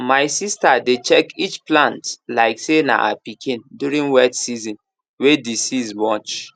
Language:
Nigerian Pidgin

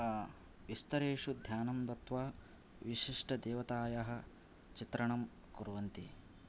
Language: Sanskrit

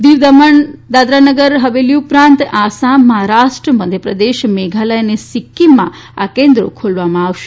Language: Gujarati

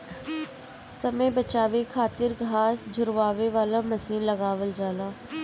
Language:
Bhojpuri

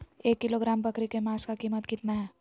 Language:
Magahi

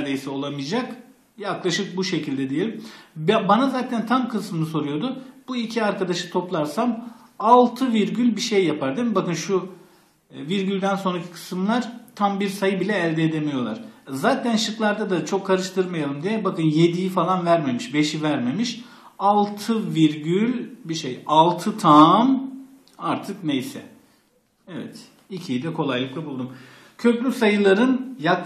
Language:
Turkish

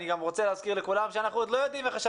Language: Hebrew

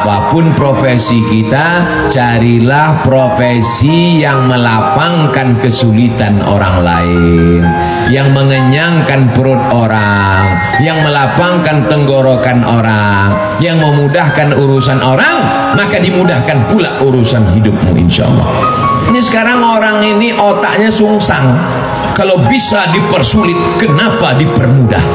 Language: Indonesian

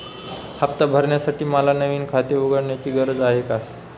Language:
Marathi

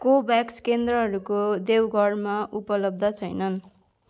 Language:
Nepali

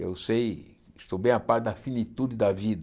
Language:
Portuguese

